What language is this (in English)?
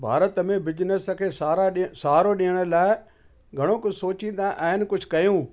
Sindhi